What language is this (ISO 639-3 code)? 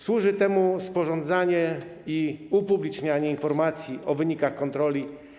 pol